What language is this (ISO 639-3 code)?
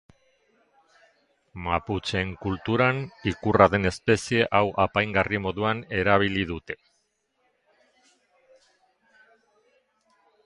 eus